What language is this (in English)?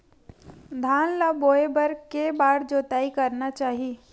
Chhattisgarhi